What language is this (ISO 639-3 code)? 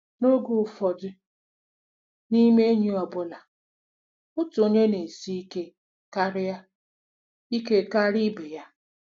ibo